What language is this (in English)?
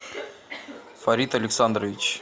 Russian